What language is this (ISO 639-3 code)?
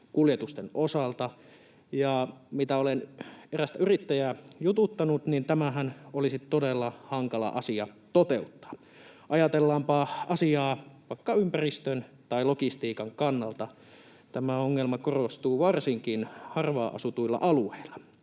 fin